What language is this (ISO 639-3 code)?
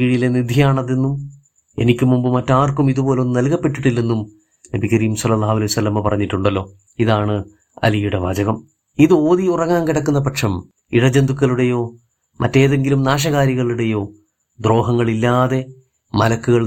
mal